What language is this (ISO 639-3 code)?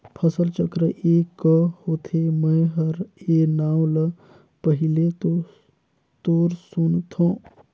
hne